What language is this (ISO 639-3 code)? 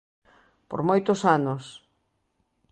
glg